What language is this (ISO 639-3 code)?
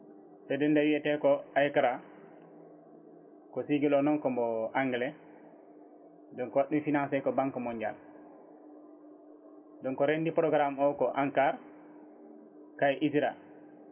ful